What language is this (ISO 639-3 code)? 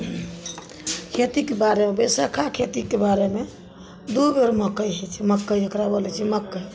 mai